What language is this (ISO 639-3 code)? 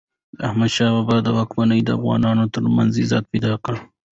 pus